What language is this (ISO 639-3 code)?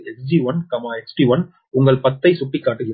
tam